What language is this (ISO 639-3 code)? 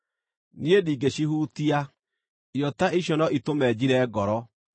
kik